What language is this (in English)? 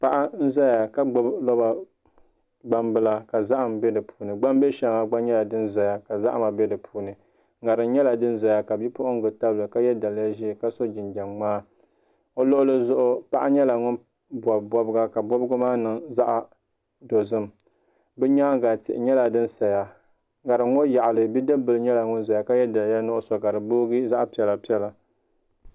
Dagbani